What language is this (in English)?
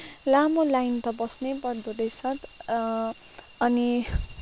Nepali